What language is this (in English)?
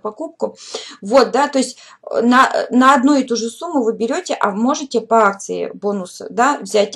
Russian